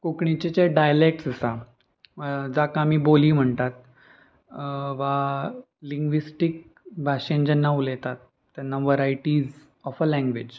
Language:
Konkani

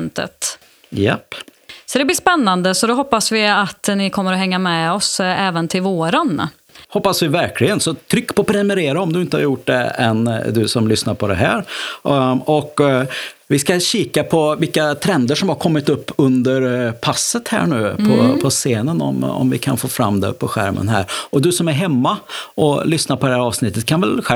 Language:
Swedish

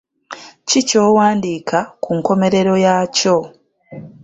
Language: Ganda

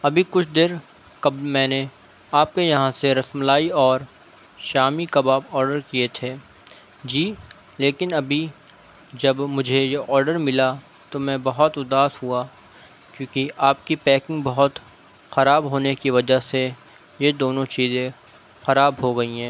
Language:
Urdu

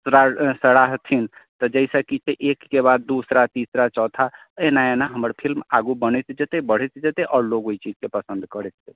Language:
Maithili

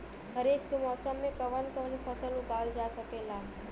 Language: Bhojpuri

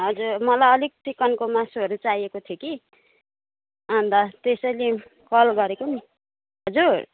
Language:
Nepali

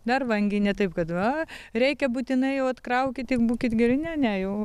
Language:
Lithuanian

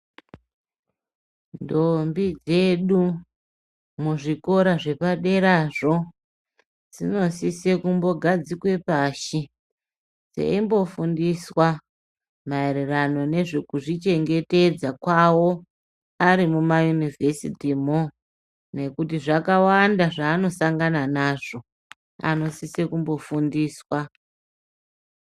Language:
Ndau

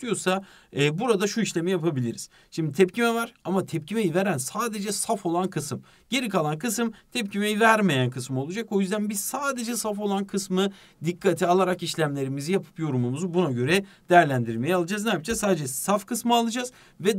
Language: Turkish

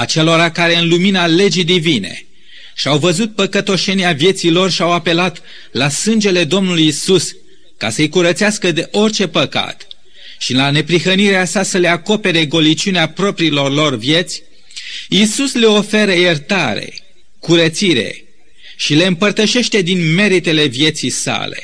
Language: Romanian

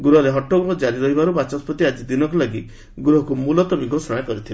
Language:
Odia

